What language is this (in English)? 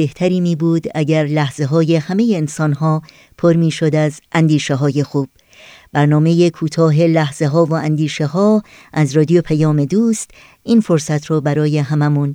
Persian